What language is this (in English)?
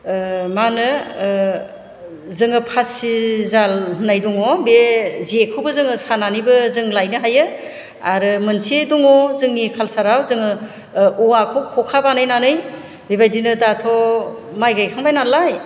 Bodo